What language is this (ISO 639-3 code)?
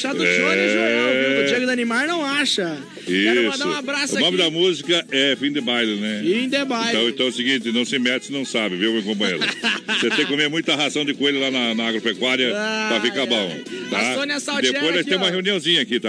por